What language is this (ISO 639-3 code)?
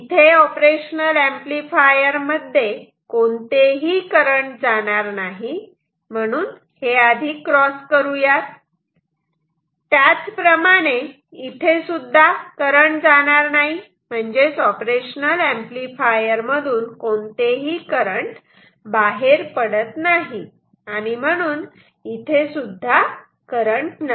mar